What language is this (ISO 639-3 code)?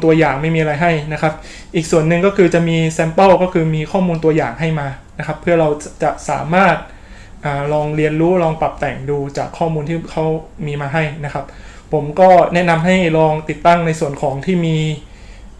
tha